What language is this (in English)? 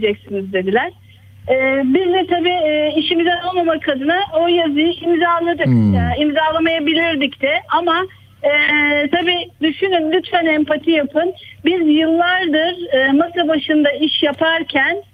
Turkish